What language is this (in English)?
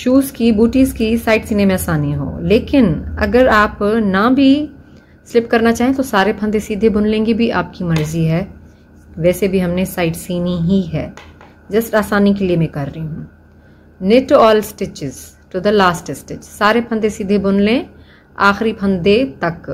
Hindi